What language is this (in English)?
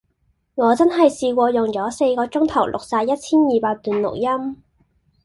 Cantonese